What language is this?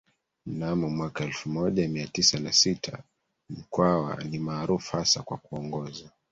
Swahili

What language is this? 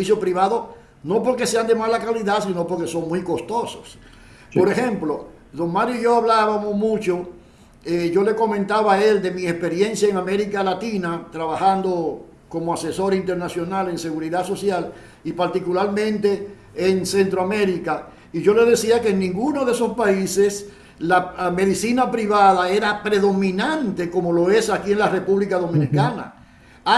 Spanish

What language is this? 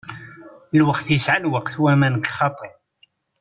Kabyle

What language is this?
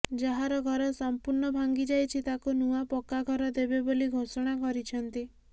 Odia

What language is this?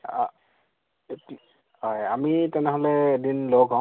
Assamese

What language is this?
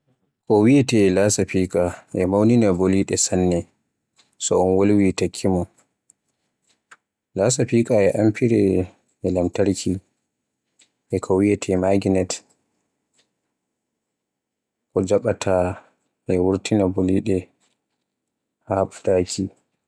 Borgu Fulfulde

